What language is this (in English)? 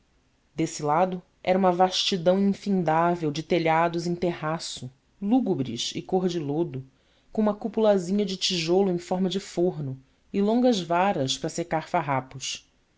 Portuguese